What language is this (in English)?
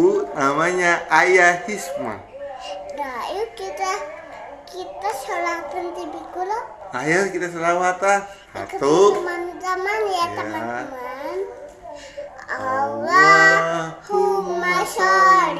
Indonesian